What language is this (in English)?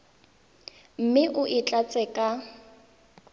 Tswana